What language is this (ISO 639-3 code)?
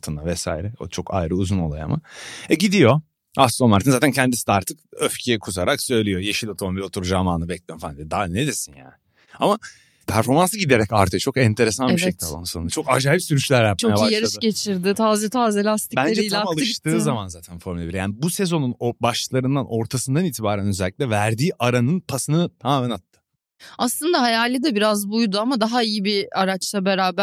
tur